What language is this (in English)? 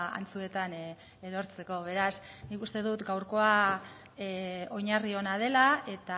Basque